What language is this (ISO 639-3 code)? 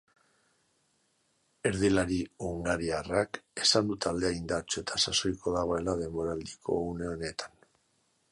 eus